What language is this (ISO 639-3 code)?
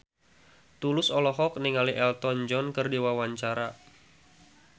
sun